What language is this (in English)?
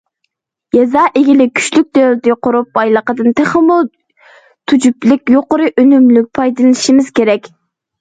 Uyghur